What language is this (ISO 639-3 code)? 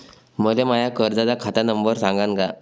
mar